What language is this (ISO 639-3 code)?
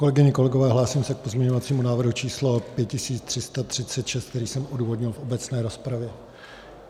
ces